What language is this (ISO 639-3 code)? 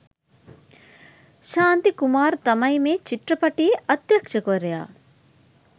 sin